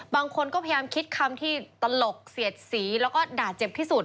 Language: Thai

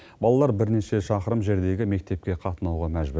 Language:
Kazakh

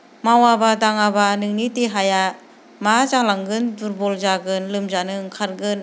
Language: Bodo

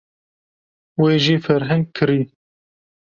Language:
Kurdish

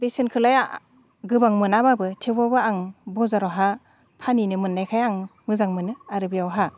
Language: Bodo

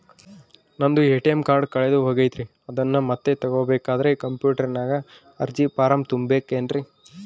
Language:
Kannada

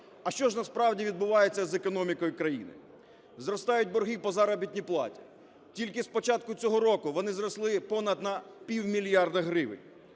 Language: Ukrainian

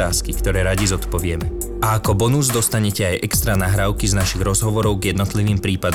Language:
Slovak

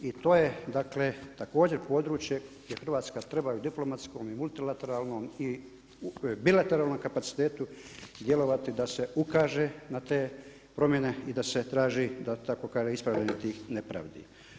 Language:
Croatian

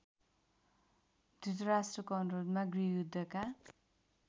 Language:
Nepali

